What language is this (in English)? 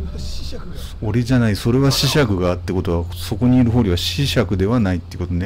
Japanese